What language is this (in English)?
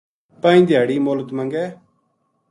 Gujari